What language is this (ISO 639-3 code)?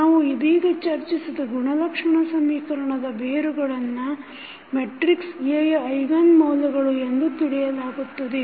kan